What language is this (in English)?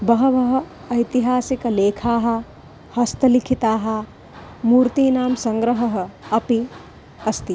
Sanskrit